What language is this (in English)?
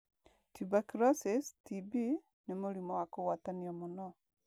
Kikuyu